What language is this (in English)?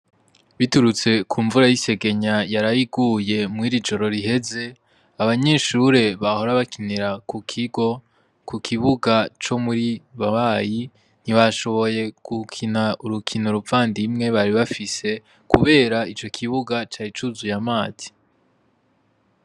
Rundi